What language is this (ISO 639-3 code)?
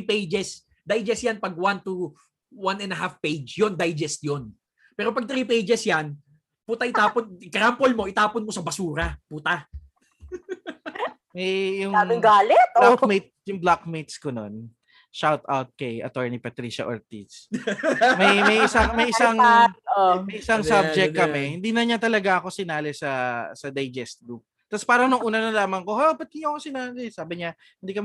fil